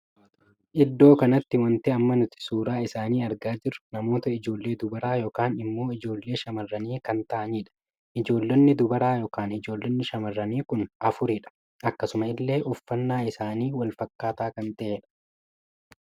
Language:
Oromo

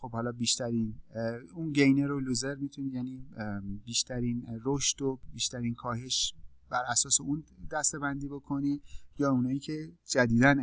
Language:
Persian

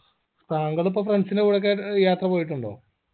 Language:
Malayalam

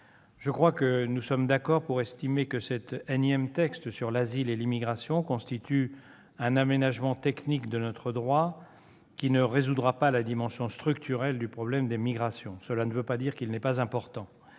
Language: French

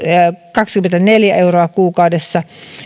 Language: Finnish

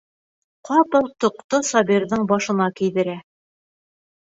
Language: Bashkir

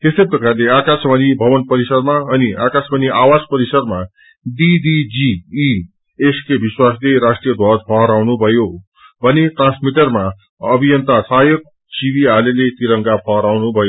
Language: Nepali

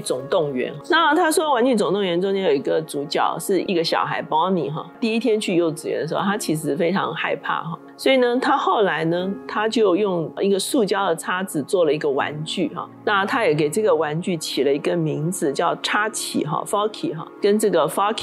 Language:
Chinese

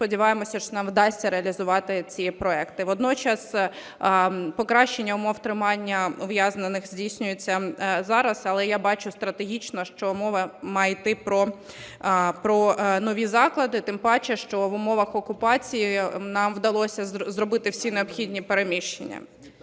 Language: Ukrainian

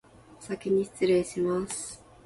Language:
Japanese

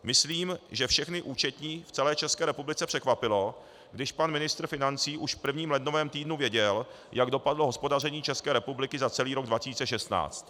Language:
Czech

